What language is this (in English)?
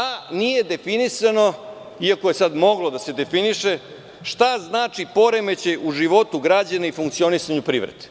Serbian